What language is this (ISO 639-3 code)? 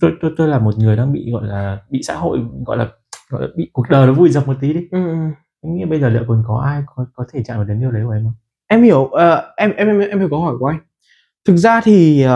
vie